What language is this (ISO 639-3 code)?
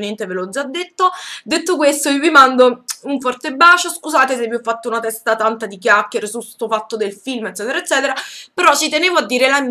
ita